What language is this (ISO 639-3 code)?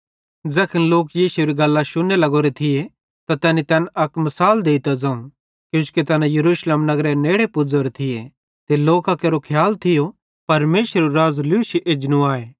bhd